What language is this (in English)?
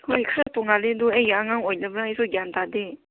Manipuri